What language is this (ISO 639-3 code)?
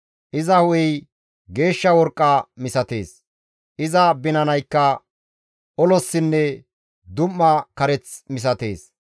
gmv